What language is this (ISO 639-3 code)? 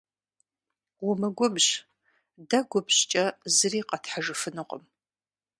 kbd